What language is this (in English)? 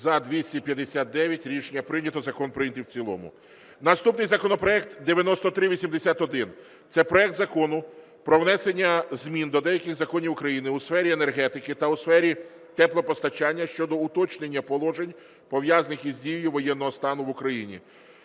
Ukrainian